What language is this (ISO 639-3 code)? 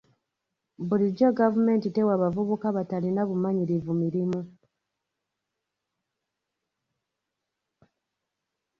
lug